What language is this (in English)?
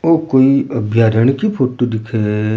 Rajasthani